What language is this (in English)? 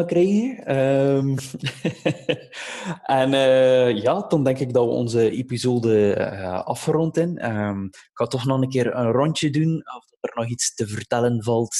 Dutch